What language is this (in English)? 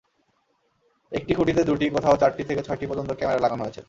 Bangla